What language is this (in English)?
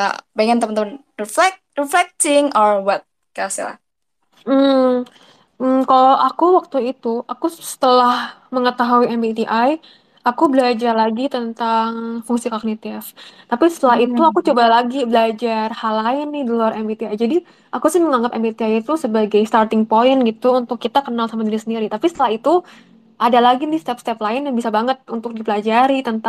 Indonesian